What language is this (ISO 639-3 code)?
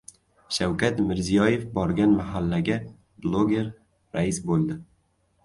uzb